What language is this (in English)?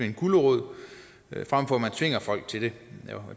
Danish